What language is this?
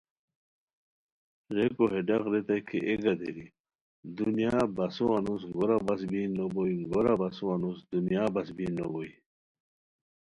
Khowar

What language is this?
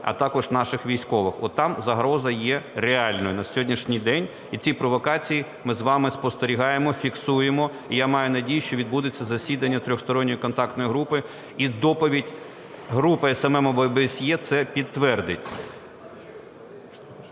Ukrainian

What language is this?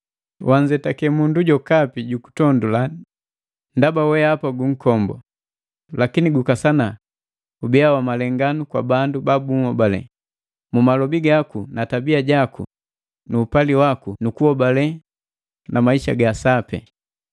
Matengo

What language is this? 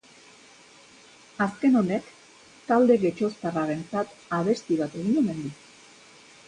Basque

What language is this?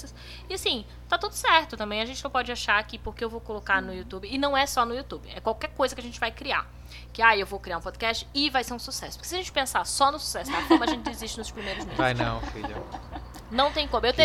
Portuguese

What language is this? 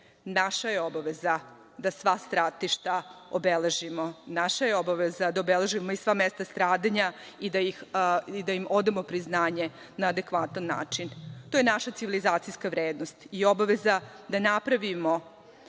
Serbian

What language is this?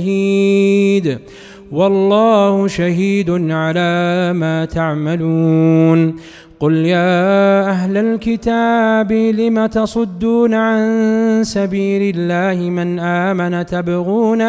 Arabic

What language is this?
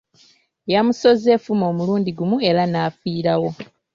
Ganda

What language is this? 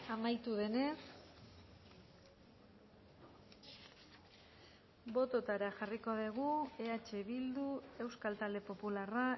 Basque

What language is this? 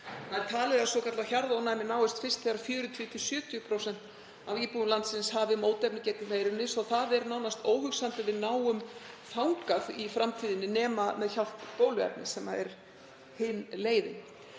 Icelandic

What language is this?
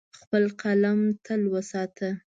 Pashto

